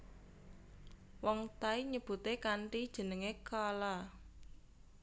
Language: Javanese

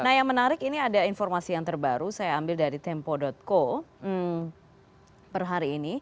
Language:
Indonesian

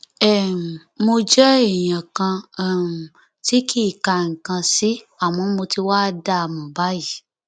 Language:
Yoruba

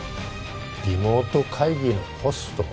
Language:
Japanese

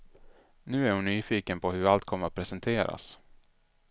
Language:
Swedish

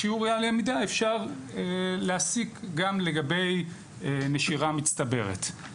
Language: Hebrew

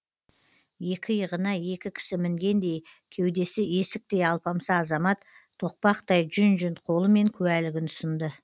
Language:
Kazakh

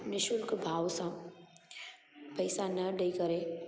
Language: Sindhi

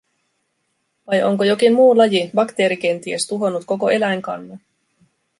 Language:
Finnish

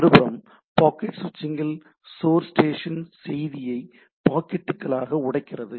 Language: Tamil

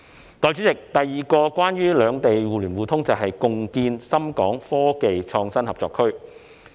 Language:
Cantonese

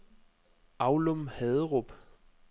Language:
Danish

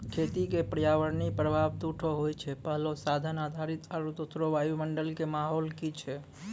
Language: Maithili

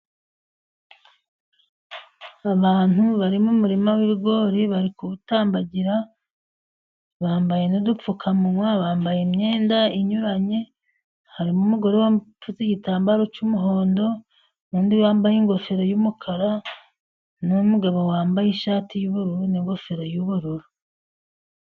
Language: Kinyarwanda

